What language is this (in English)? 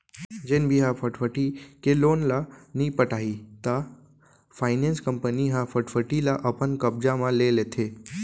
Chhattisgarhi